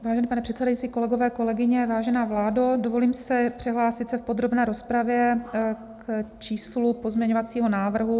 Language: Czech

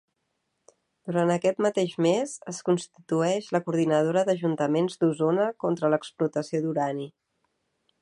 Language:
Catalan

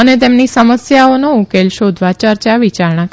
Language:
Gujarati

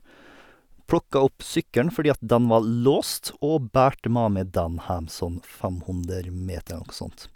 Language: Norwegian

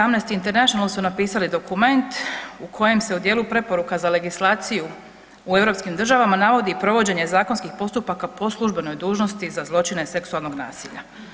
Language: Croatian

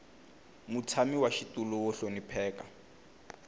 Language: Tsonga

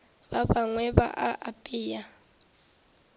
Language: Northern Sotho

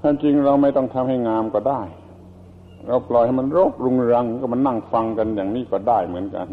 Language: Thai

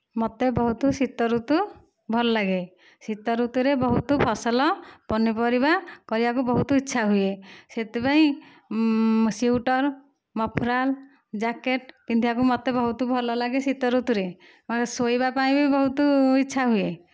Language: Odia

